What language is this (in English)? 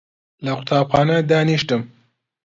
Central Kurdish